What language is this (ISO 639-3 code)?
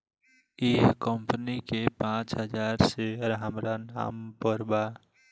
bho